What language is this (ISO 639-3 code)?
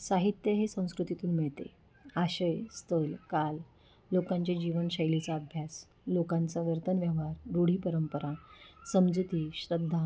mar